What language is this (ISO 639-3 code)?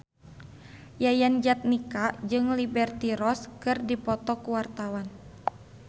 sun